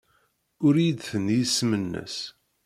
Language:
Kabyle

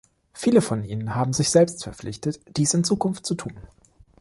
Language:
German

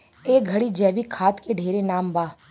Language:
Bhojpuri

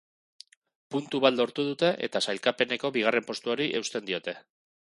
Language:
Basque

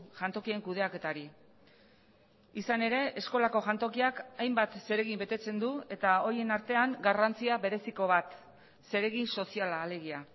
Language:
Basque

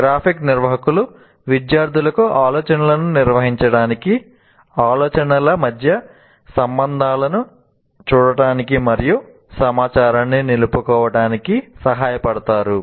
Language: Telugu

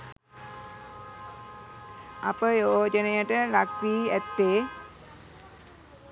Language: Sinhala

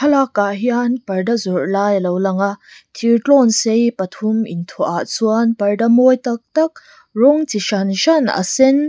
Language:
Mizo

